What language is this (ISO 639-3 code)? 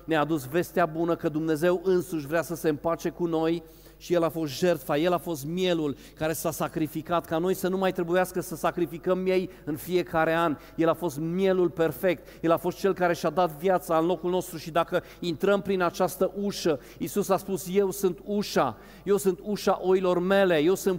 ron